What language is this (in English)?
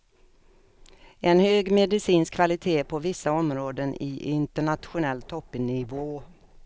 Swedish